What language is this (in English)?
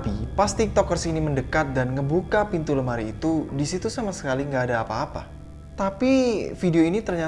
Indonesian